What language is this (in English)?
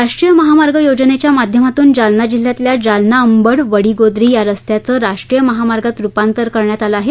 Marathi